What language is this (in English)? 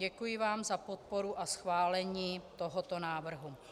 Czech